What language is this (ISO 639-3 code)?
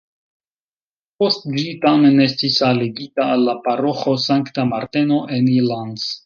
epo